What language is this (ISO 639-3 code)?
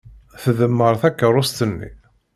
kab